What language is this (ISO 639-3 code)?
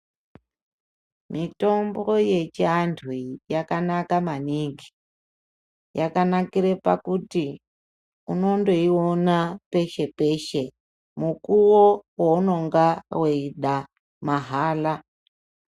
ndc